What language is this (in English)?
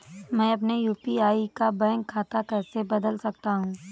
Hindi